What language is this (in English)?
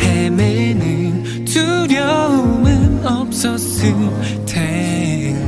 Korean